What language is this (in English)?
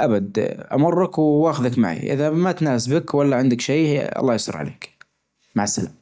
Najdi Arabic